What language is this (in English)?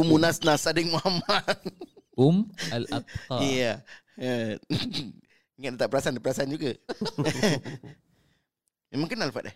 Malay